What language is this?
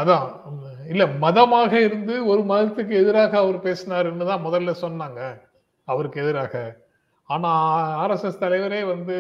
Tamil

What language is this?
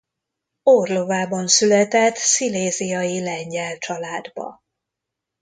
Hungarian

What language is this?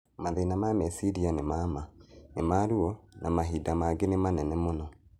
Kikuyu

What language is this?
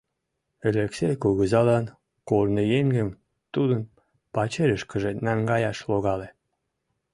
Mari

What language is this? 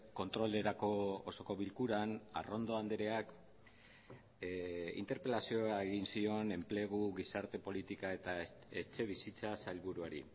Basque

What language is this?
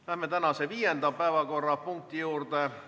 Estonian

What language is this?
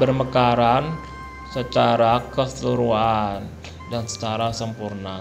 Indonesian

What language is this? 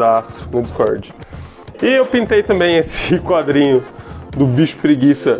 Portuguese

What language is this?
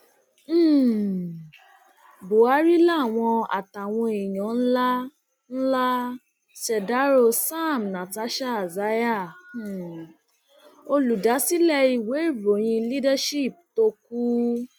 Yoruba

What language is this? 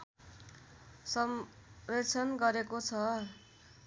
Nepali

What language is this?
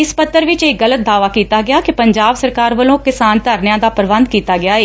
Punjabi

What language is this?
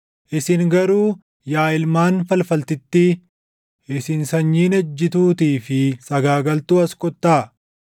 Oromo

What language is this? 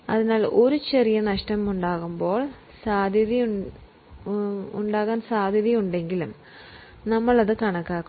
Malayalam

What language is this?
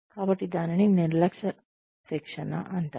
Telugu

